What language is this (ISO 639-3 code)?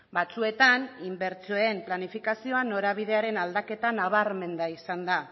eus